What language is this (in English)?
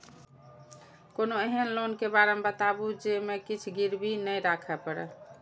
Maithili